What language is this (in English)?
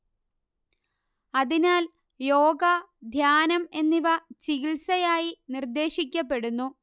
Malayalam